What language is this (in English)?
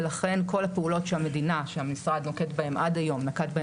Hebrew